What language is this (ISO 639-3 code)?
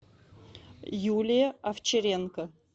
rus